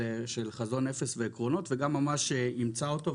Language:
Hebrew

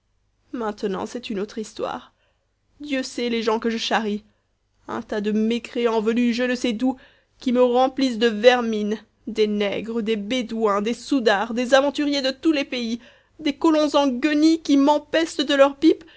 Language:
French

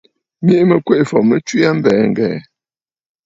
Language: Bafut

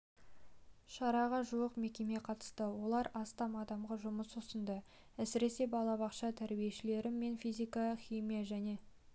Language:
Kazakh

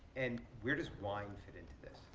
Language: English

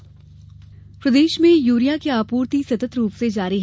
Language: Hindi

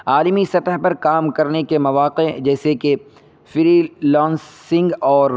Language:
Urdu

